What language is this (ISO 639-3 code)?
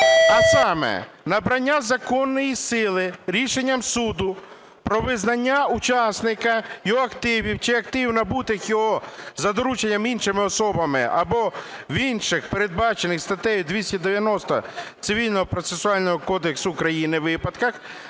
ukr